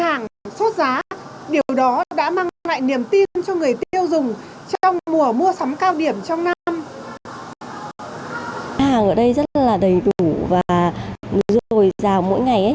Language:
Vietnamese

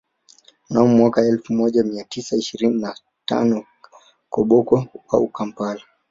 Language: Swahili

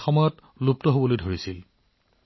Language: Assamese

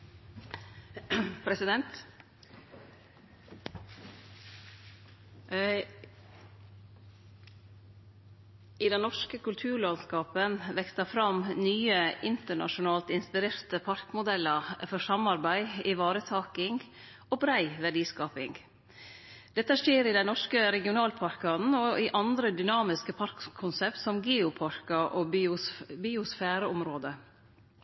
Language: Norwegian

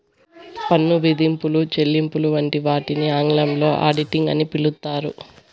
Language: Telugu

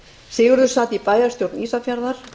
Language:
Icelandic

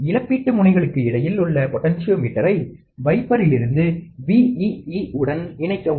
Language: Tamil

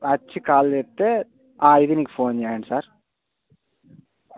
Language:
Telugu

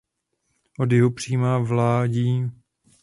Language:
Czech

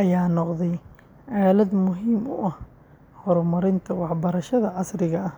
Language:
Somali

